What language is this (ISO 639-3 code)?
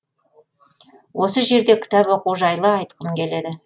kaz